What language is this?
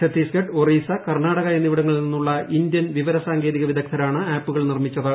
Malayalam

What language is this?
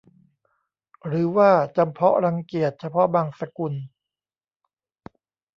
Thai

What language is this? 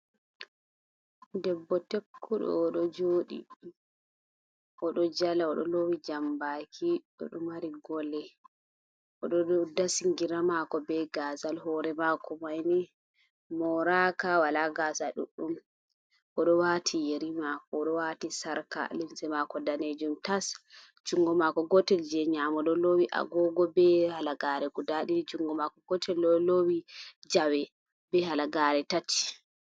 Fula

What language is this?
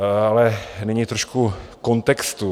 Czech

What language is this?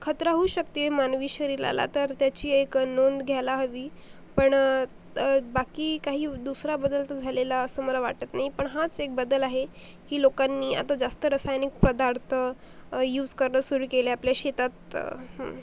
Marathi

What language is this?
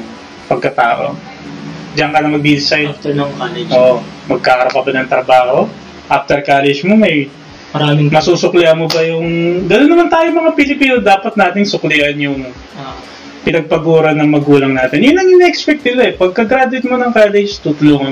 Filipino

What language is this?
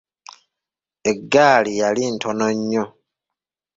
Ganda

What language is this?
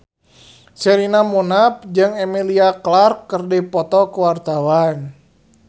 Sundanese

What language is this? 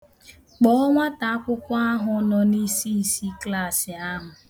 Igbo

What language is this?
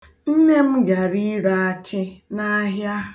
Igbo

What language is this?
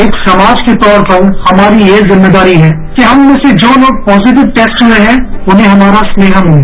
Hindi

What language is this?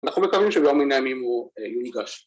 Hebrew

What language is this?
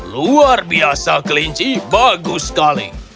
Indonesian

